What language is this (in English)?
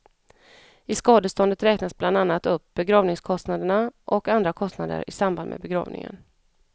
Swedish